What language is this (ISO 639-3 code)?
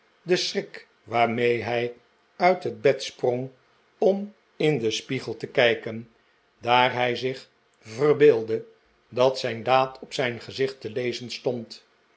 nld